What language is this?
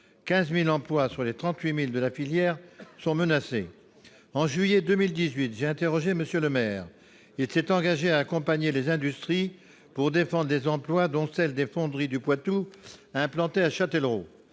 French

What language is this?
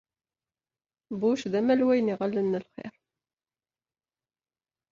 Kabyle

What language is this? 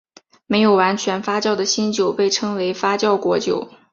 Chinese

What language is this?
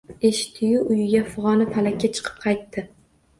Uzbek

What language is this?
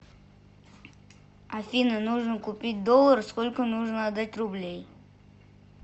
Russian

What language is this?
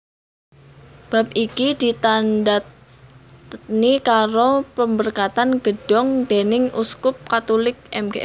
Javanese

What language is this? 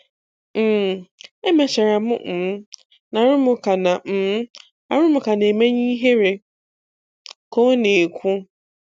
Igbo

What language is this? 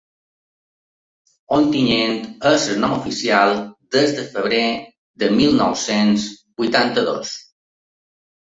Catalan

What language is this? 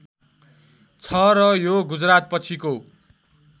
Nepali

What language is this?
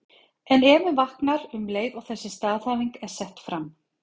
Icelandic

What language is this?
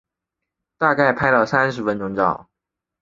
Chinese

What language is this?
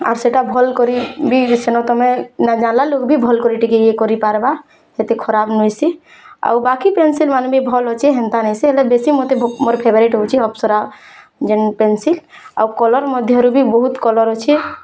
Odia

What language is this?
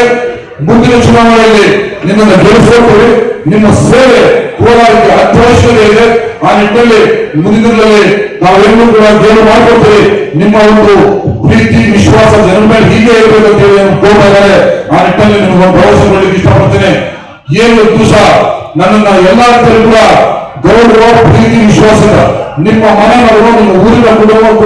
Turkish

